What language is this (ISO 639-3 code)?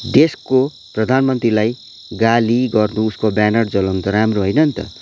nep